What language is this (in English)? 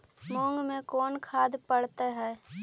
Magahi